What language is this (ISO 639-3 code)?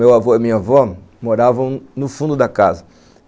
por